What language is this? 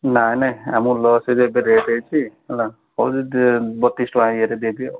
Odia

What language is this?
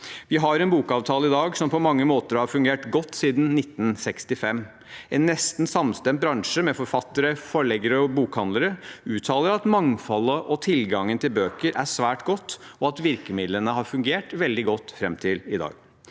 Norwegian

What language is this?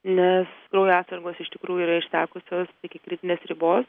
Lithuanian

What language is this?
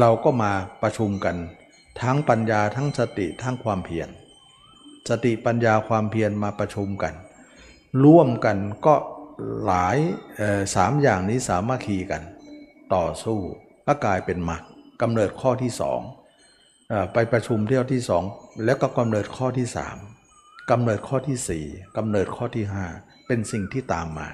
Thai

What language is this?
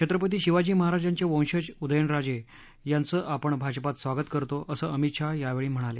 Marathi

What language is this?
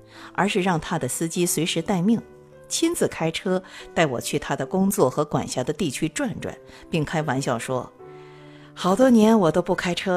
Chinese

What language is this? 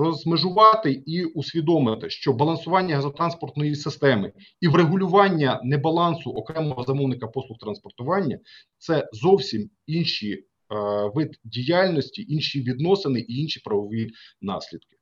Ukrainian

